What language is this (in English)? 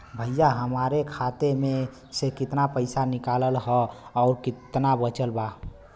Bhojpuri